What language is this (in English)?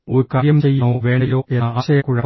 Malayalam